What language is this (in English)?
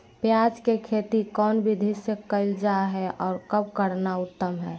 Magahi